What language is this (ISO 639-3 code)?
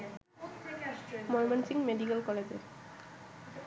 ben